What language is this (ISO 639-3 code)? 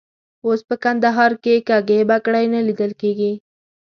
pus